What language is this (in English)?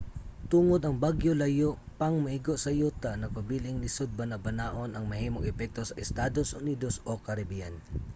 Cebuano